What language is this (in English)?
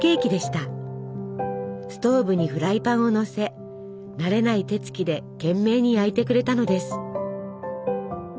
Japanese